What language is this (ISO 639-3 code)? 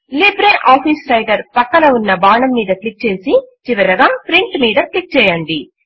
tel